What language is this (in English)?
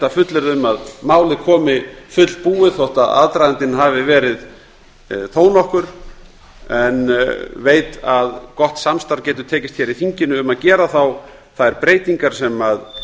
Icelandic